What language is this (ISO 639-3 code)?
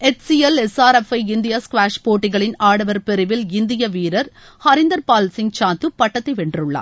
tam